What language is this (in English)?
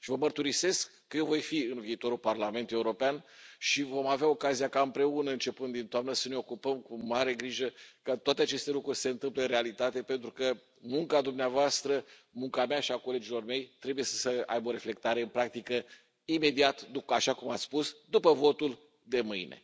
Romanian